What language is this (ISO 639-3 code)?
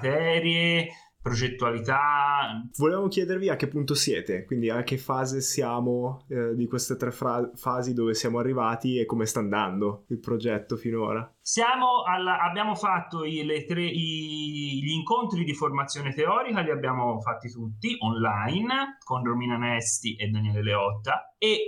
ita